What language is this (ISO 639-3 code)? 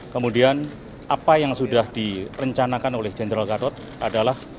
ind